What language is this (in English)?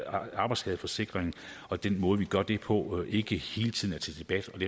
Danish